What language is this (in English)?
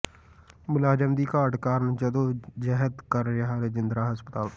Punjabi